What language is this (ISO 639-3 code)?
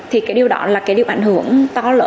vie